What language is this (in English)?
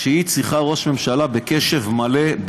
Hebrew